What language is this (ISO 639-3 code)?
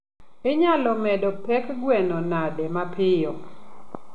luo